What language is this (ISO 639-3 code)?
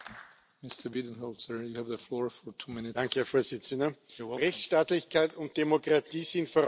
deu